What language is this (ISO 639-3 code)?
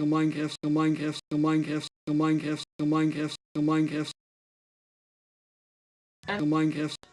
nld